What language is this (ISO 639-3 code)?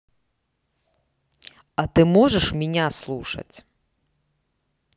rus